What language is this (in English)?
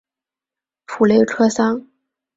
Chinese